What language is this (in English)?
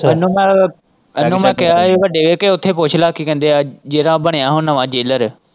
Punjabi